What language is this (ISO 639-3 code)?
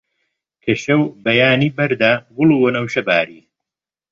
ckb